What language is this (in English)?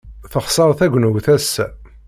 Kabyle